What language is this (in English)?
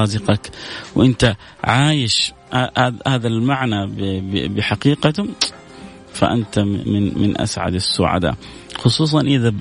Arabic